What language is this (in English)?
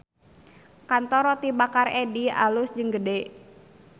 Sundanese